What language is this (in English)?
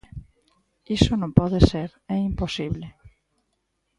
Galician